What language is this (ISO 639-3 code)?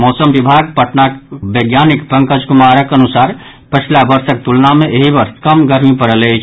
mai